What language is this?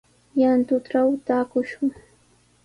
Sihuas Ancash Quechua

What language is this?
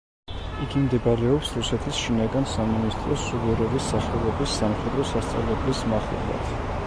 Georgian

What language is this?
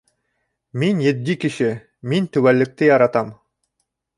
Bashkir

